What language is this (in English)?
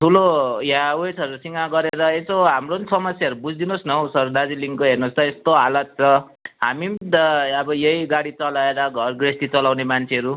Nepali